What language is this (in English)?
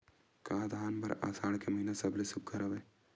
Chhattisgarhi